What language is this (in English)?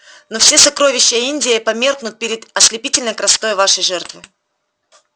Russian